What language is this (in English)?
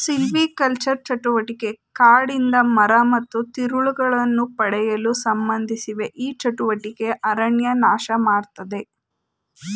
Kannada